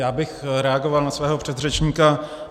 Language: Czech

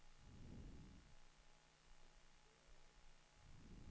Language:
Swedish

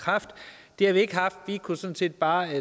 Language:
Danish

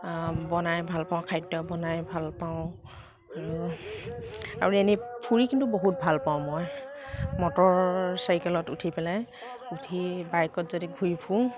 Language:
Assamese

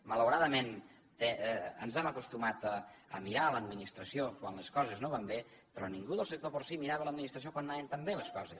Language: Catalan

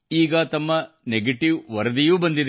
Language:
Kannada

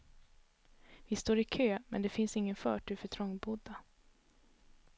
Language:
Swedish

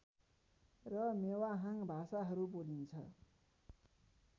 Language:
Nepali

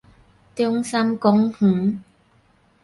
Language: Min Nan Chinese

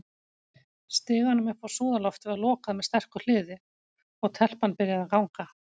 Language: Icelandic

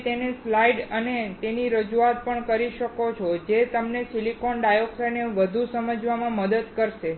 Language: Gujarati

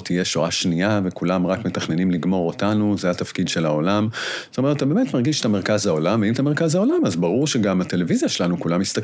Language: Hebrew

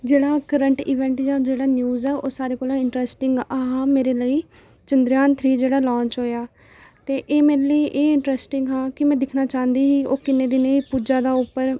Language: Dogri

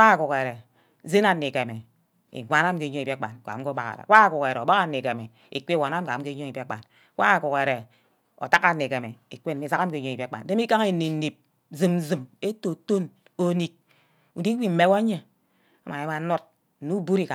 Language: Ubaghara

